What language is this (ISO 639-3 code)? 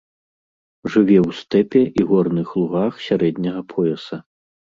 bel